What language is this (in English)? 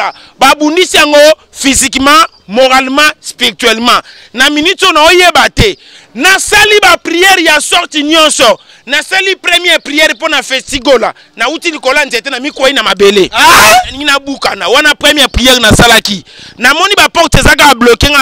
French